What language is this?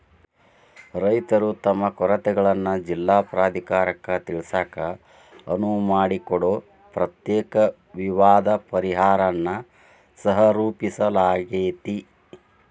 Kannada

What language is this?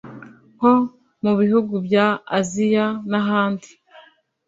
Kinyarwanda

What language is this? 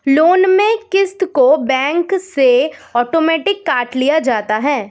Hindi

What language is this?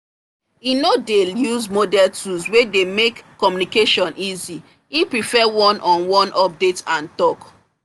Nigerian Pidgin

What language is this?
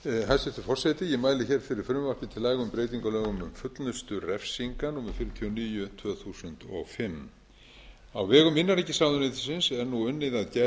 Icelandic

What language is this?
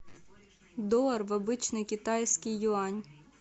Russian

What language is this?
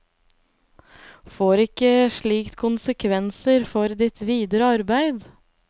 Norwegian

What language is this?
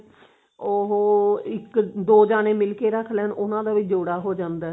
Punjabi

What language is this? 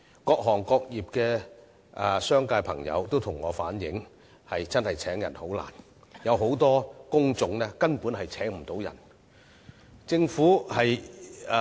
Cantonese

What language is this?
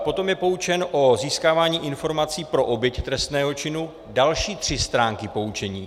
Czech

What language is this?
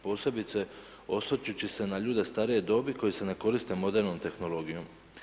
Croatian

